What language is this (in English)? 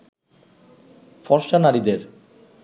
Bangla